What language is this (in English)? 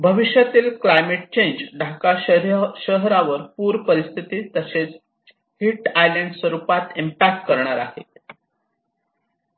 Marathi